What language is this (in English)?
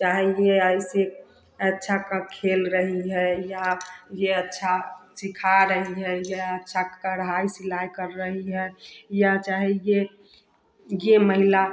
Hindi